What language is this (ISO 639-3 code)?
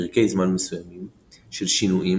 heb